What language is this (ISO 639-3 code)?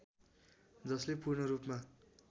nep